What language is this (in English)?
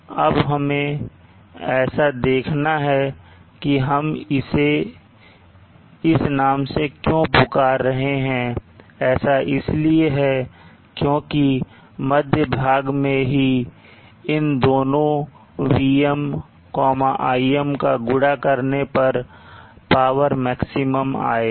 Hindi